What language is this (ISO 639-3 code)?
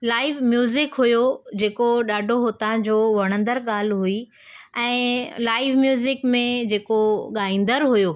snd